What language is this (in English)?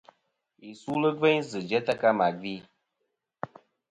Kom